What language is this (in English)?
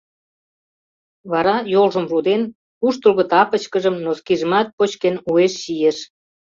Mari